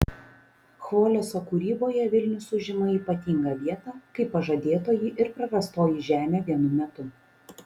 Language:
Lithuanian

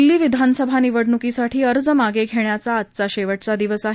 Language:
Marathi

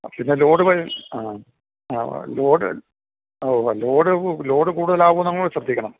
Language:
Malayalam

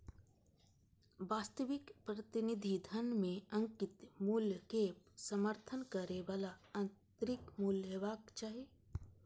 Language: Maithili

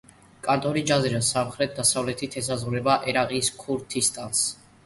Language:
Georgian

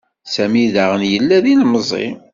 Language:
Kabyle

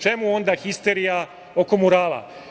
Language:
Serbian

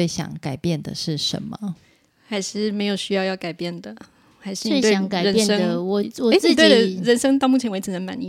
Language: Chinese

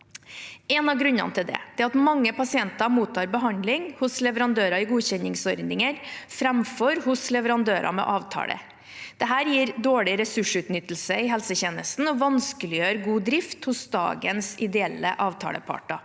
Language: Norwegian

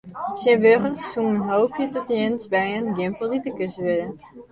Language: Western Frisian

